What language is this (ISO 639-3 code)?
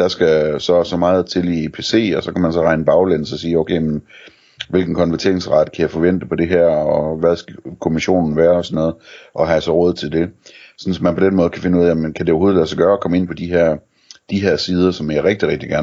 dan